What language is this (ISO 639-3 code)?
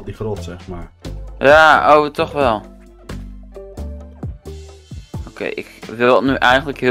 nld